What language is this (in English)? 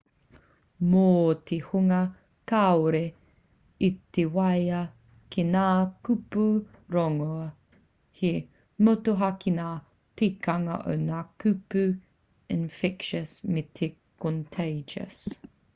Māori